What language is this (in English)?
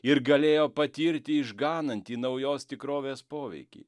Lithuanian